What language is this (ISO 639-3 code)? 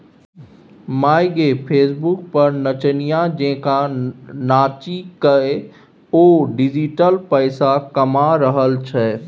mai